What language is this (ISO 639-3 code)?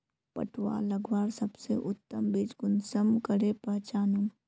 mag